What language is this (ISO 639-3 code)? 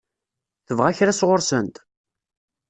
kab